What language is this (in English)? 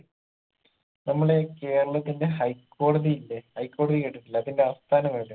Malayalam